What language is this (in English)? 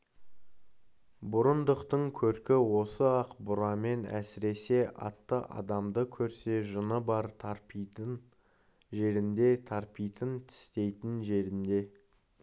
Kazakh